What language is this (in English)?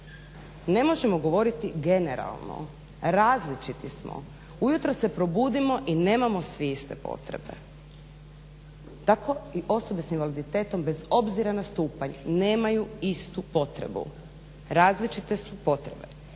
Croatian